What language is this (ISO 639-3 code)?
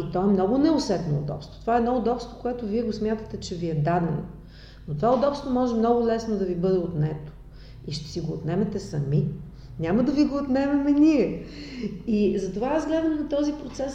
bul